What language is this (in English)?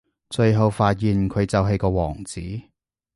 Cantonese